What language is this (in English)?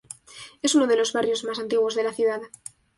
Spanish